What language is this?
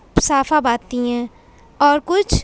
Urdu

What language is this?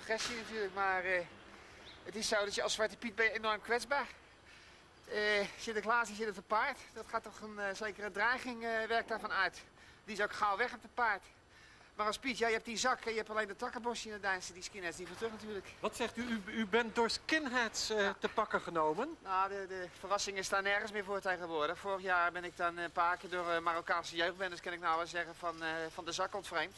Dutch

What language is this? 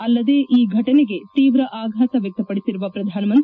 Kannada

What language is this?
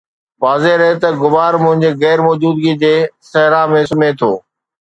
Sindhi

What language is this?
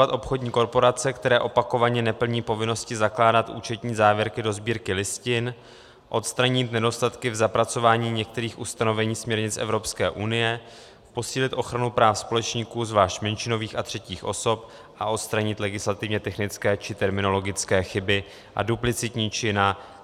Czech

